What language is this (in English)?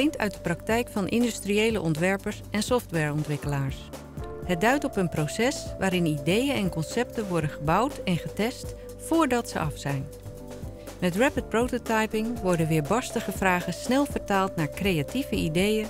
Dutch